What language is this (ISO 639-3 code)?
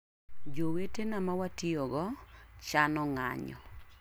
luo